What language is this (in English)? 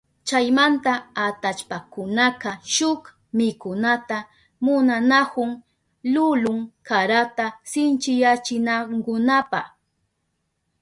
Southern Pastaza Quechua